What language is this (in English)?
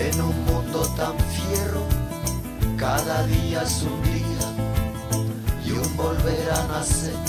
Greek